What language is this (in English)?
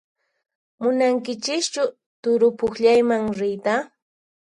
Puno Quechua